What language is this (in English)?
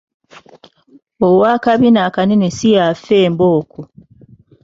Ganda